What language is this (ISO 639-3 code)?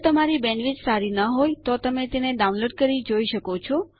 guj